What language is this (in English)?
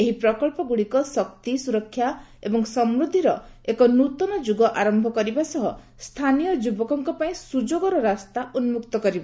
Odia